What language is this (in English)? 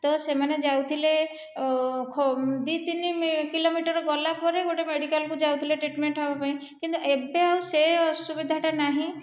Odia